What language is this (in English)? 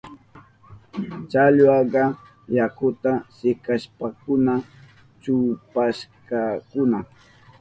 Southern Pastaza Quechua